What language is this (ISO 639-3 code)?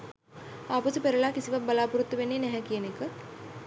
sin